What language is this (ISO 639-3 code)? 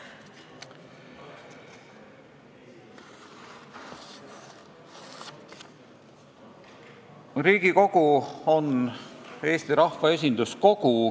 est